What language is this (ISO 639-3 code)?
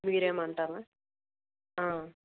tel